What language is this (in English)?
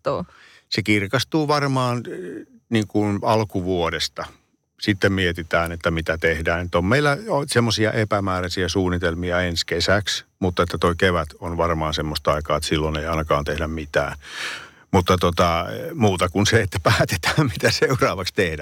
Finnish